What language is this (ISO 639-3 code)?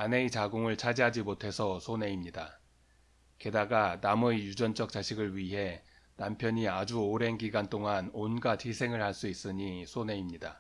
kor